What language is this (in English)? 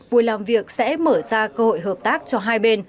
Vietnamese